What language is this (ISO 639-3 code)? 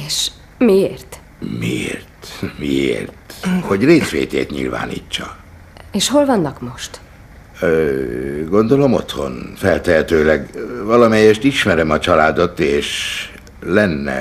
hun